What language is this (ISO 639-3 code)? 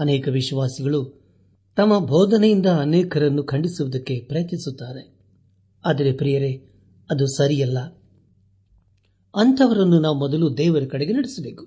kan